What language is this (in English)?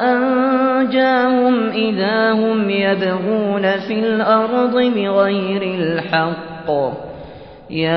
Arabic